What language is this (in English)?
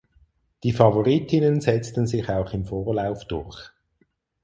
German